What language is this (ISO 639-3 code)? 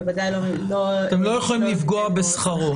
heb